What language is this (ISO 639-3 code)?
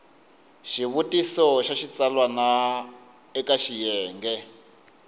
tso